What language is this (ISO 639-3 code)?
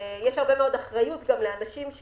heb